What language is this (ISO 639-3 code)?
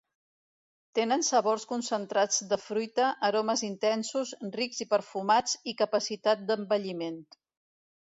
cat